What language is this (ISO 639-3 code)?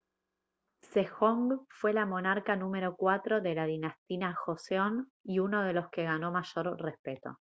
spa